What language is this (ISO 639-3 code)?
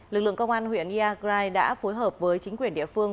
vie